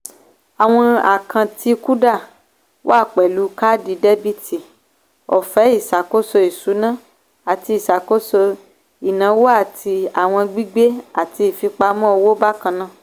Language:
Yoruba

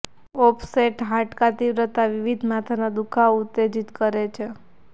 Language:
Gujarati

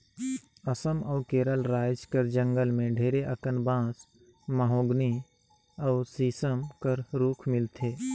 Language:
Chhattisgarhi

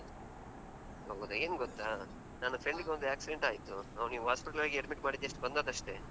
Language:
Kannada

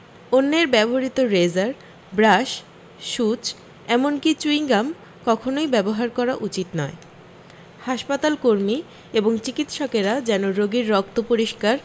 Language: Bangla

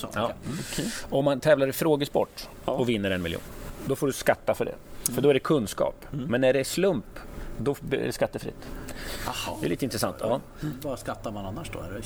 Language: Swedish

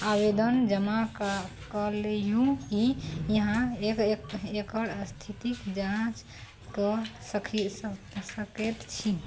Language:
Maithili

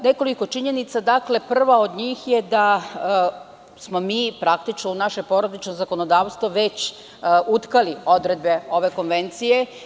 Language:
Serbian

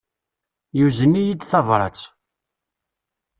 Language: Kabyle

